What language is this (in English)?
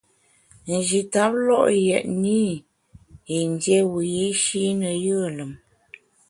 Bamun